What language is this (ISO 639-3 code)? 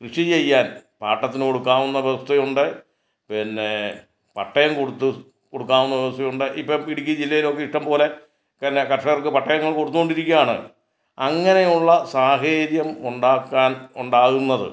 mal